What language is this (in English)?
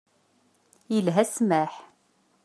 Kabyle